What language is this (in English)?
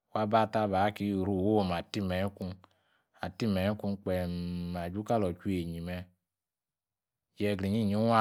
Yace